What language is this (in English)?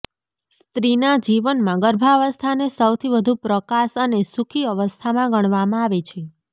Gujarati